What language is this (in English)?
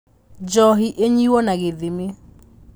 Kikuyu